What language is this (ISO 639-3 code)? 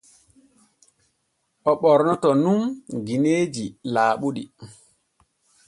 fue